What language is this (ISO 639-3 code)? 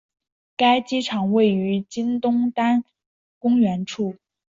zho